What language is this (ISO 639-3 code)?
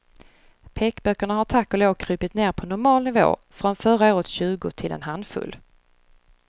swe